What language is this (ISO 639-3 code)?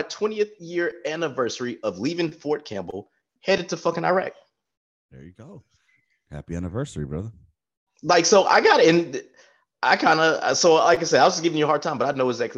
eng